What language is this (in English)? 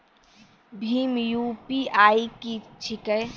Maithili